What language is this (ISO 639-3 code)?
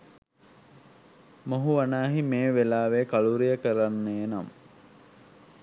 sin